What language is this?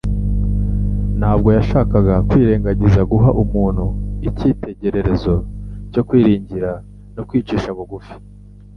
Kinyarwanda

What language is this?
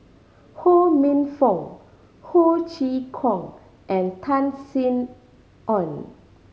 English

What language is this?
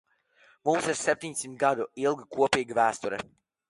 Latvian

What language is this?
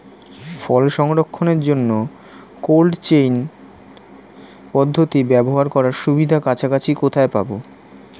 Bangla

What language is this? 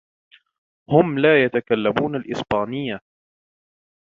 Arabic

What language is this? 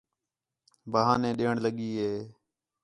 Khetrani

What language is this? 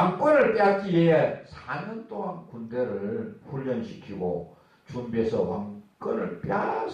Korean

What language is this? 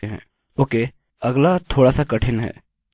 Hindi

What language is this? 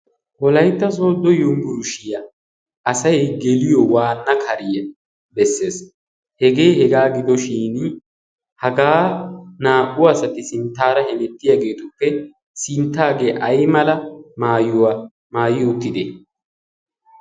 Wolaytta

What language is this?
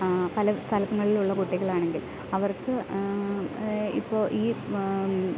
Malayalam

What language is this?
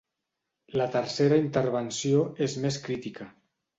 Catalan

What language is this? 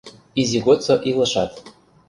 Mari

